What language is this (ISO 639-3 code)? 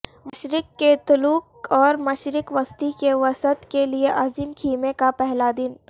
urd